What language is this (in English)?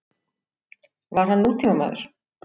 Icelandic